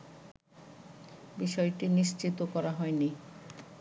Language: Bangla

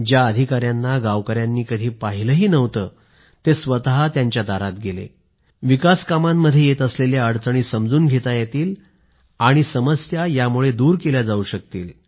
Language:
Marathi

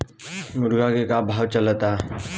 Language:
Bhojpuri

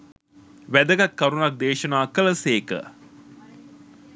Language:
Sinhala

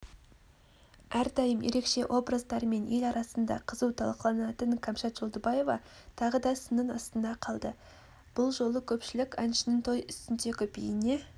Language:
Kazakh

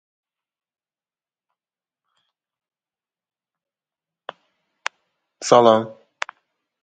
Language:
Uzbek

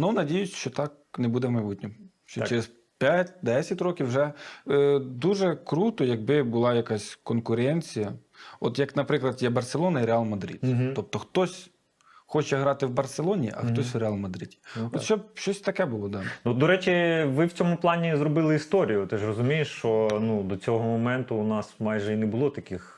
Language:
Ukrainian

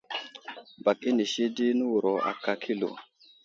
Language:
Wuzlam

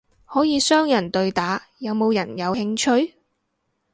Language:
Cantonese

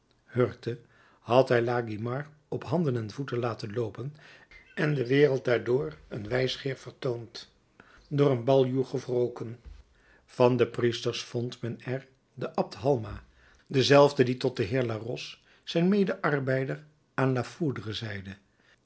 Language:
Dutch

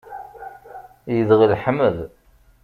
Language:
Kabyle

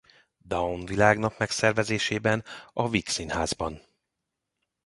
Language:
Hungarian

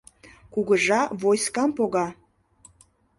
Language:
Mari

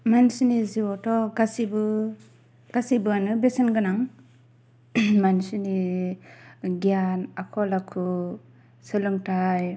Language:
Bodo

